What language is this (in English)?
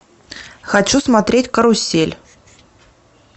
Russian